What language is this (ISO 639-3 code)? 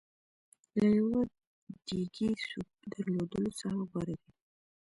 pus